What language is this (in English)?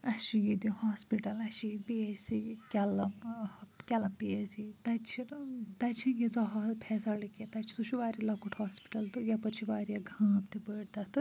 Kashmiri